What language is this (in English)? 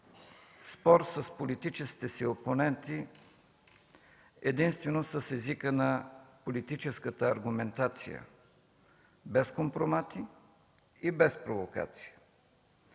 Bulgarian